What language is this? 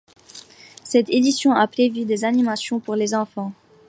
French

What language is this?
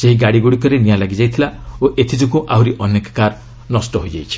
Odia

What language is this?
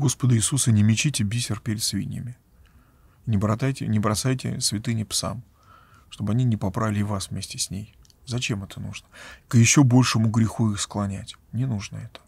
Russian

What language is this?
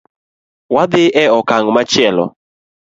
Luo (Kenya and Tanzania)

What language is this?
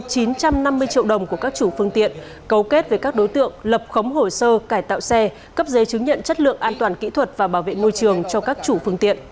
Vietnamese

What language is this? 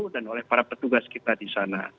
Indonesian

